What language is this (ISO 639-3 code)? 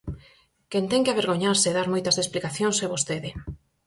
glg